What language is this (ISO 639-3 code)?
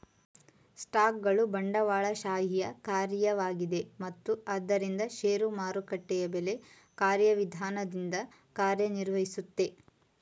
kan